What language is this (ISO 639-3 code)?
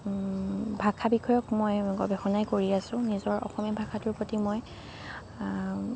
asm